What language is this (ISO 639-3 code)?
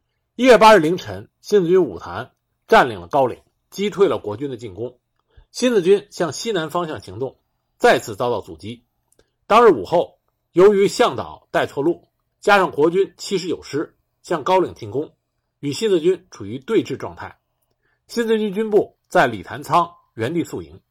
zho